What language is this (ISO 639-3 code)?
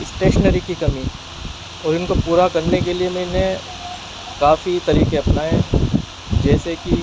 urd